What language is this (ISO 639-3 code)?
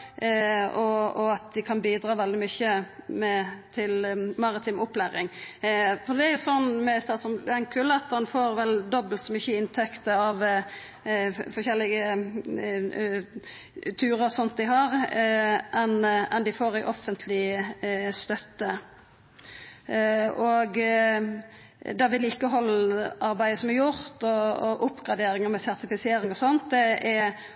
nno